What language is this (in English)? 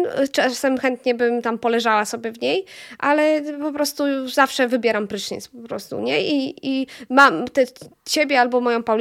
Polish